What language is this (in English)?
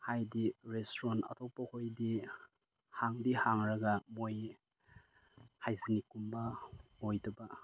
Manipuri